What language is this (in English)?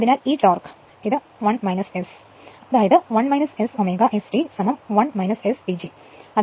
Malayalam